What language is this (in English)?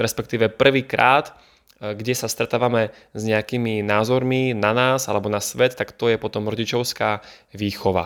Slovak